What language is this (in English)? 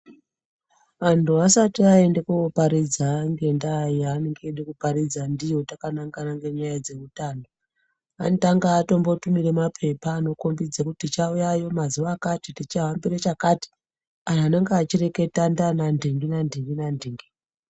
Ndau